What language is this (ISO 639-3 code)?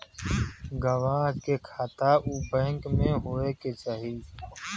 bho